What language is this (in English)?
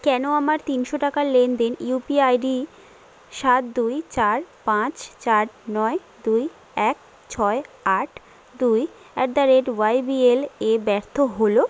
Bangla